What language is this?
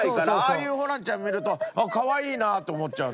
Japanese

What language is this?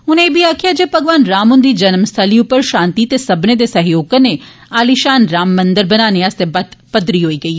Dogri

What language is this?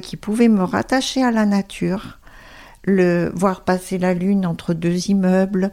French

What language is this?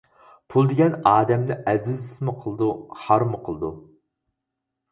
Uyghur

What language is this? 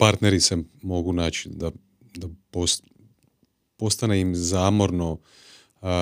Croatian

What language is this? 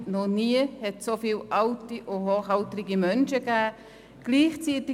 Swiss German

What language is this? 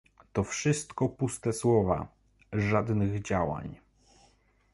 Polish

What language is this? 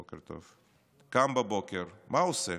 Hebrew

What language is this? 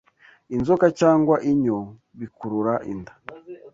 Kinyarwanda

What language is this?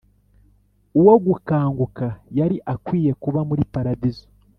Kinyarwanda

